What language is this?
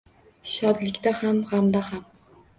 Uzbek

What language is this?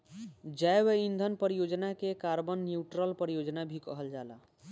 Bhojpuri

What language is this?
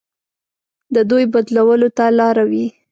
Pashto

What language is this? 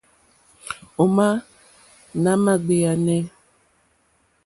Mokpwe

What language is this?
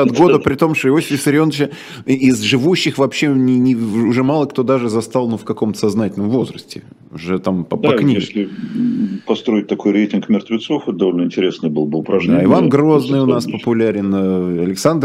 Russian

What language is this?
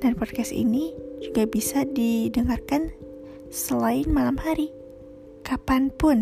Indonesian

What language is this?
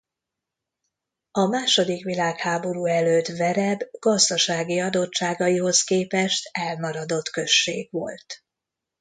Hungarian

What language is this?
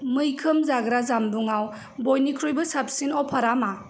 Bodo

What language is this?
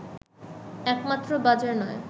Bangla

